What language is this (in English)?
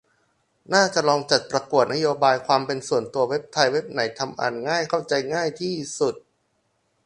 Thai